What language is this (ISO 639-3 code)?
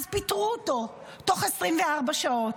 heb